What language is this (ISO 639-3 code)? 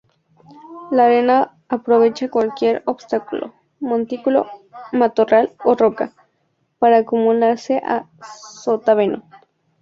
spa